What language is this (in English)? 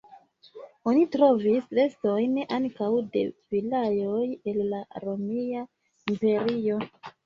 Esperanto